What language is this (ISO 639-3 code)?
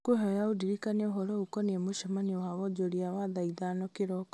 kik